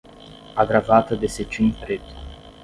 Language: Portuguese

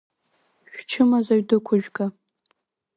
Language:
Abkhazian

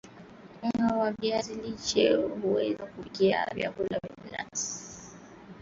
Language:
Swahili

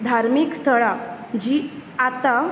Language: Konkani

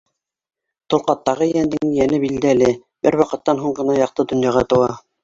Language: Bashkir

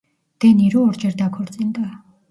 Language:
Georgian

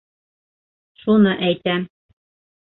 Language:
Bashkir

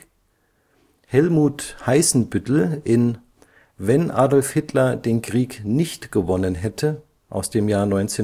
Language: German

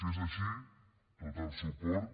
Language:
Catalan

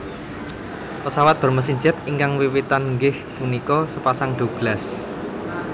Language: Javanese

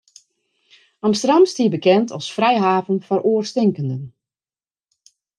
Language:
Western Frisian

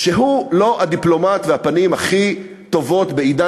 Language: Hebrew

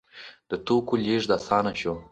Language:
Pashto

